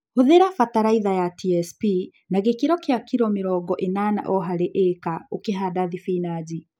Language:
Kikuyu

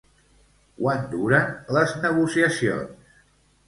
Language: Catalan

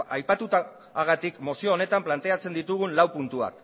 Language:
Basque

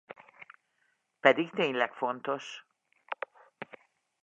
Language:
Hungarian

